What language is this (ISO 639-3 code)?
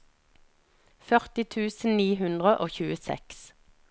nor